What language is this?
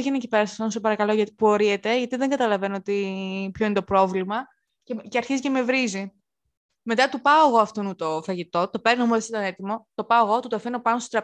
Greek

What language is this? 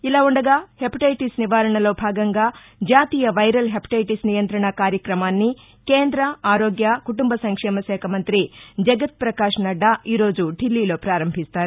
Telugu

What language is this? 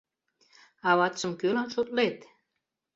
Mari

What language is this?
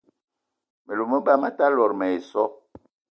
Eton (Cameroon)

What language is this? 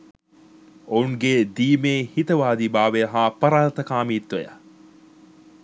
Sinhala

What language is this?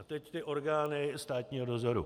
Czech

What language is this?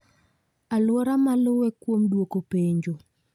Luo (Kenya and Tanzania)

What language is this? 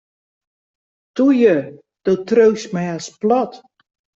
Western Frisian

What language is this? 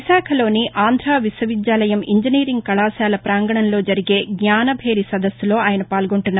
Telugu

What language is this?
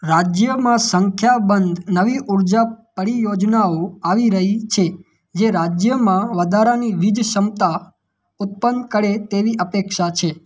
Gujarati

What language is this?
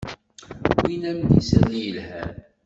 Kabyle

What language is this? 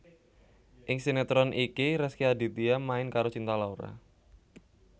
Javanese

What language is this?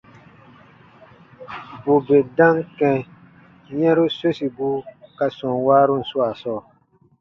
Baatonum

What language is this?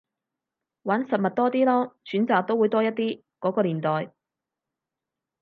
Cantonese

